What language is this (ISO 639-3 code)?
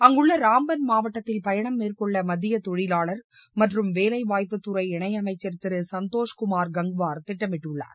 tam